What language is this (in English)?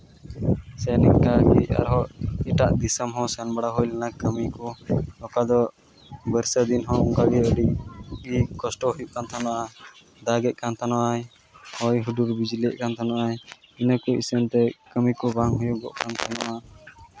Santali